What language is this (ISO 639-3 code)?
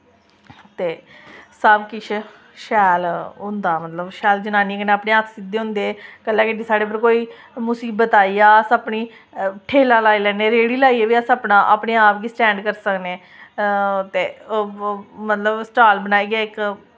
doi